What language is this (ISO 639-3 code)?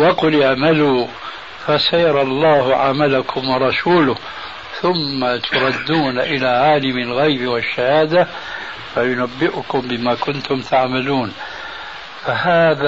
ara